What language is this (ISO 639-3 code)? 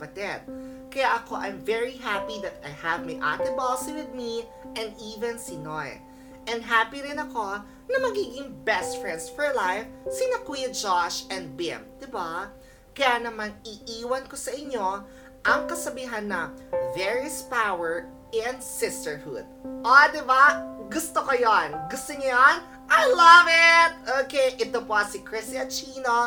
fil